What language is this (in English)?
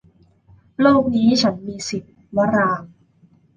Thai